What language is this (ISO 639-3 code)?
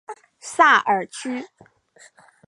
zho